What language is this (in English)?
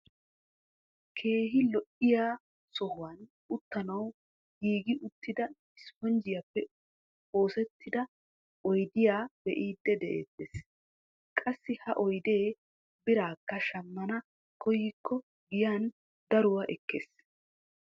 Wolaytta